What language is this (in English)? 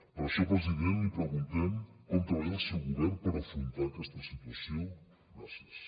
Catalan